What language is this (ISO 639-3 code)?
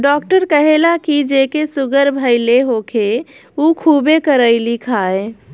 bho